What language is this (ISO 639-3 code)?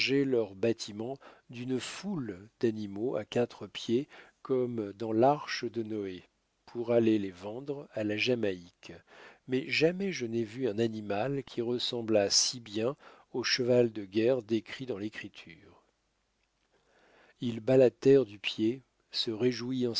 fra